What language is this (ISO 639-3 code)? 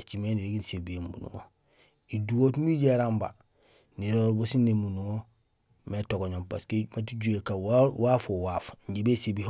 gsl